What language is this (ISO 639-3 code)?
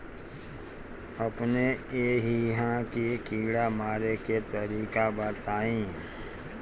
bho